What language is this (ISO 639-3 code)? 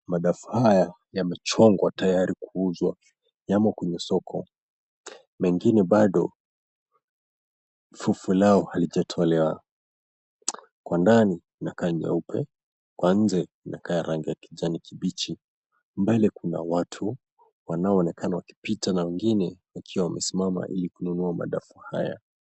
swa